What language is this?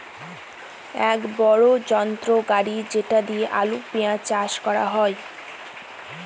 Bangla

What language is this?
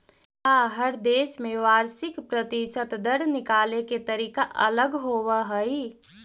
Magahi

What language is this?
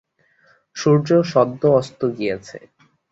Bangla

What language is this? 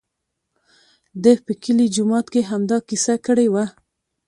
Pashto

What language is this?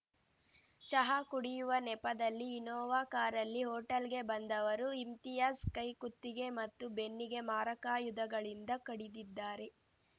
Kannada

